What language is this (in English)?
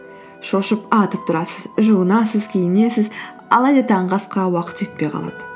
Kazakh